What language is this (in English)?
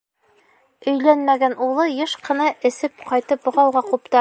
Bashkir